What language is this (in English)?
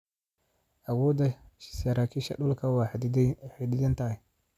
Somali